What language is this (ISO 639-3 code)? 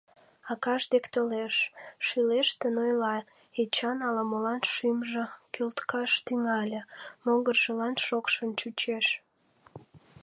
chm